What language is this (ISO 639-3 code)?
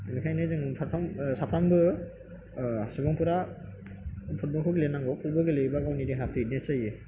brx